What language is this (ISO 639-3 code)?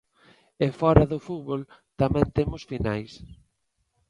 glg